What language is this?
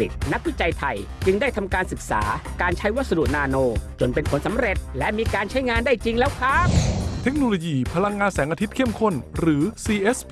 Thai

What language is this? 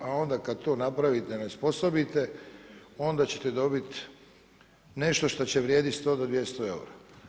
Croatian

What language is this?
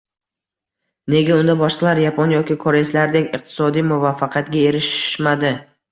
Uzbek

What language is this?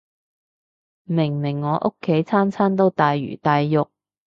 Cantonese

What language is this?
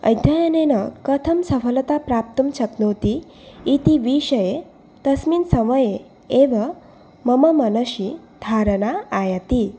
Sanskrit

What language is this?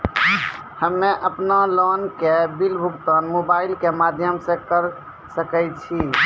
Maithili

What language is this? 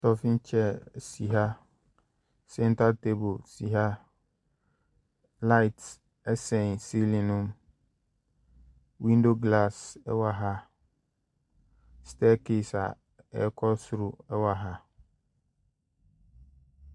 Akan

